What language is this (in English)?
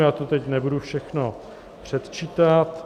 Czech